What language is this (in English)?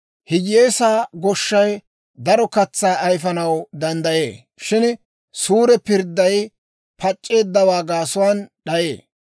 Dawro